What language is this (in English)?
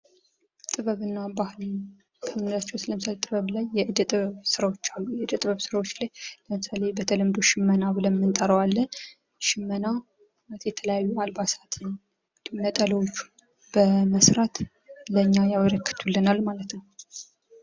Amharic